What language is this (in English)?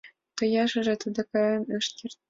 Mari